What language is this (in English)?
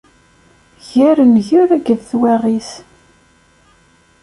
Kabyle